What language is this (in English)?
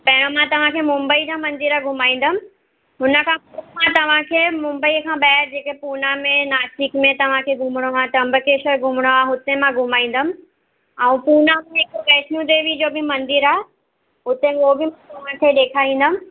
Sindhi